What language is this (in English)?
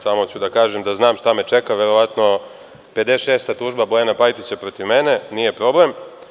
Serbian